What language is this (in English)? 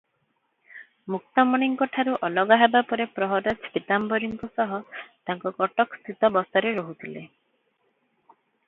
Odia